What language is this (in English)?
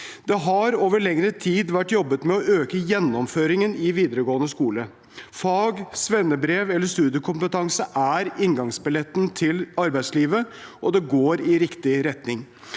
Norwegian